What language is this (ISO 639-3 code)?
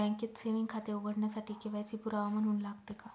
mar